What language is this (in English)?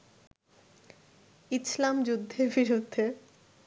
Bangla